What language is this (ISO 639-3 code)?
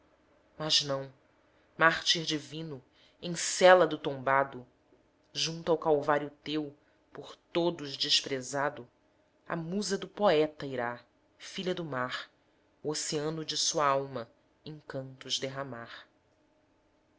por